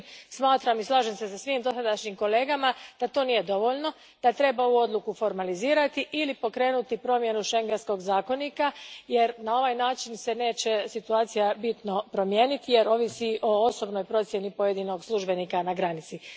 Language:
Croatian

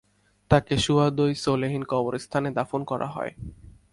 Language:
Bangla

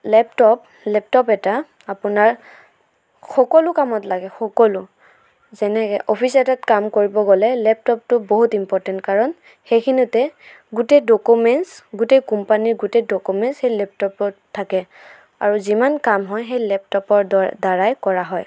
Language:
Assamese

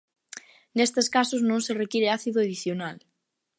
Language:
Galician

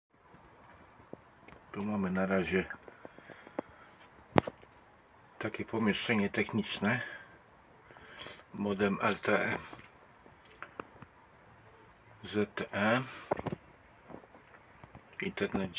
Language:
Polish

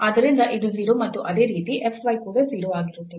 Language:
Kannada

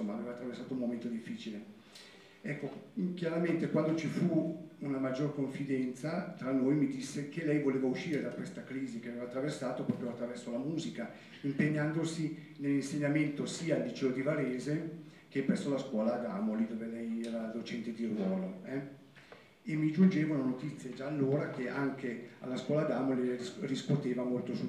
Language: Italian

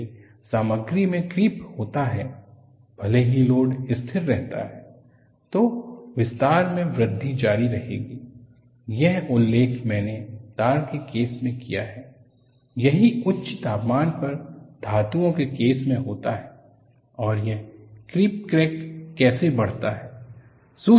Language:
Hindi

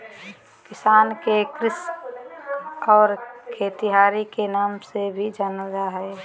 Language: Magahi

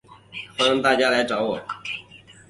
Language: Chinese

